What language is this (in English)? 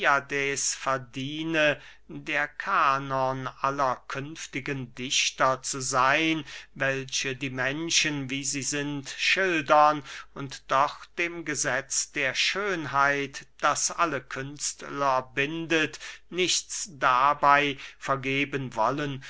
German